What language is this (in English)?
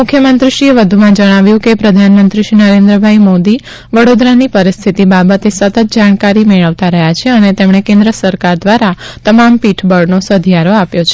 Gujarati